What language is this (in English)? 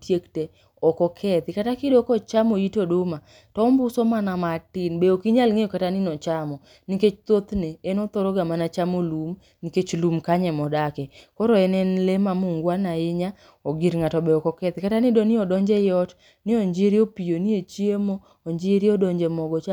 Luo (Kenya and Tanzania)